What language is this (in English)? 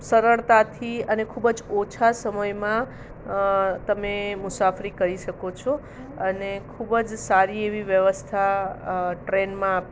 Gujarati